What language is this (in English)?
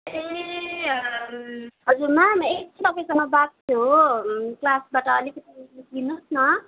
Nepali